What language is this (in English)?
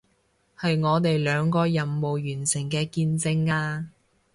Cantonese